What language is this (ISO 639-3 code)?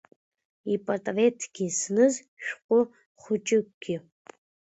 abk